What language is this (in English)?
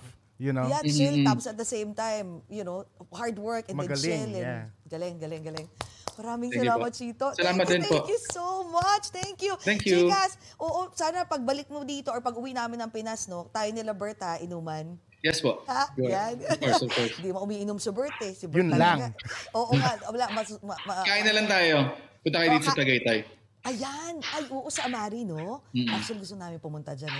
Filipino